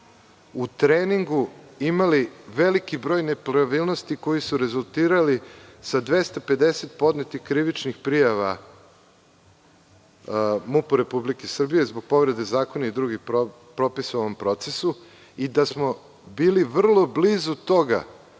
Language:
Serbian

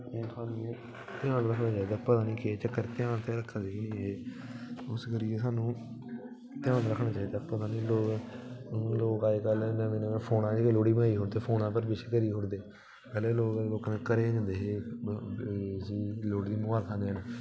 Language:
Dogri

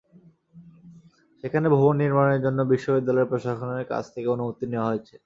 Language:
Bangla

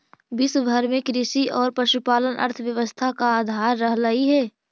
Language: Magahi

